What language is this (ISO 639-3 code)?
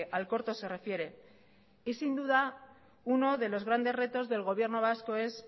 spa